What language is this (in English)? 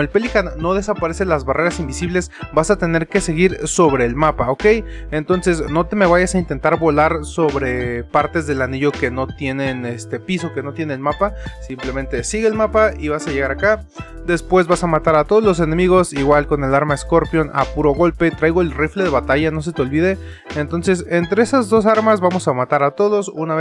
Spanish